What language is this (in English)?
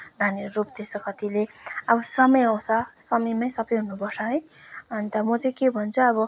Nepali